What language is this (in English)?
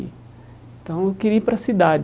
Portuguese